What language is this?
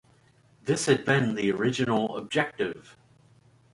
English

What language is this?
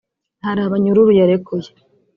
Kinyarwanda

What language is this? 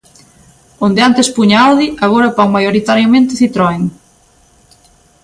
Galician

